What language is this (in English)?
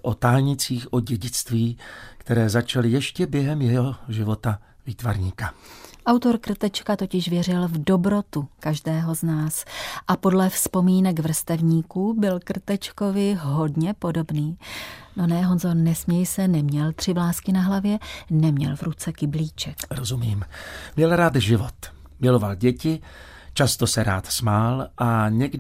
Czech